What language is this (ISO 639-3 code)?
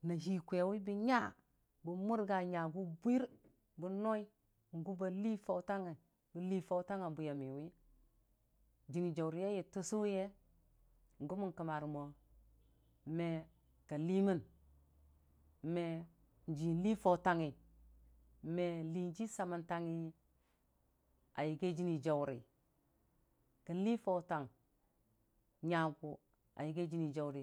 cfa